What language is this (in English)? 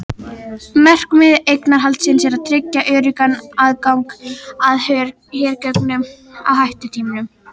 Icelandic